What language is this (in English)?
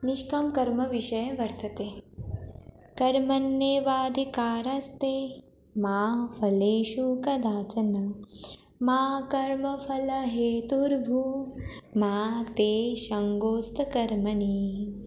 Sanskrit